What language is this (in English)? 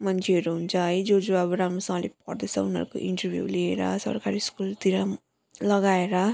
Nepali